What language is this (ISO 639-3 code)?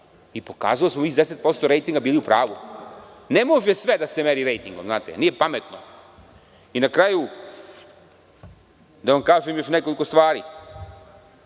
srp